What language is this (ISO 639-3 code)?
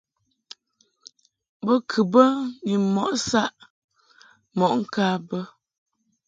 mhk